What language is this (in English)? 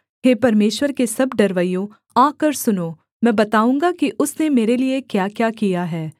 Hindi